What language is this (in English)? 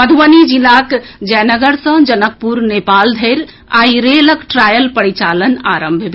Maithili